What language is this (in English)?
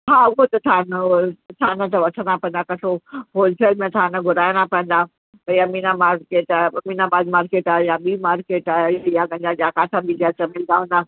Sindhi